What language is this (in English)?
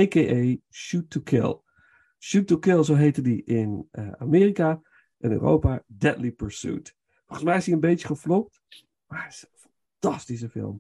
Dutch